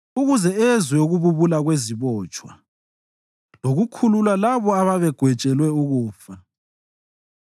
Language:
North Ndebele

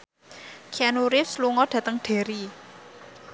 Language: Javanese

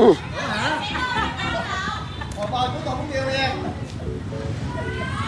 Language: Vietnamese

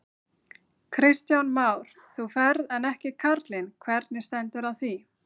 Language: Icelandic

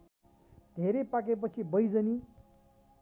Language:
Nepali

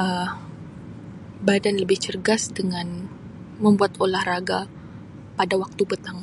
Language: Sabah Malay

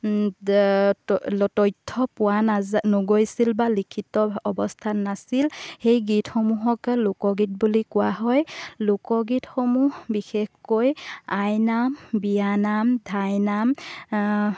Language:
Assamese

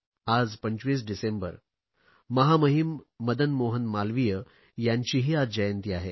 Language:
Marathi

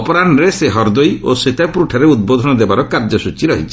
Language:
Odia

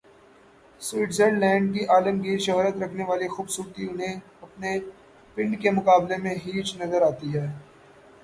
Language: Urdu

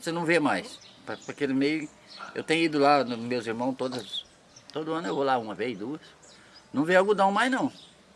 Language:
Portuguese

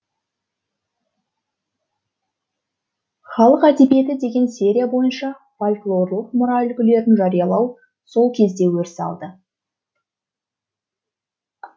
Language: Kazakh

